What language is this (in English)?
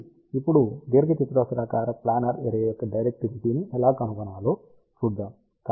Telugu